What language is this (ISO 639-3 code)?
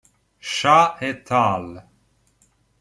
ita